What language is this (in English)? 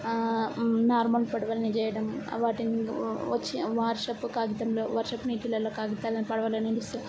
Telugu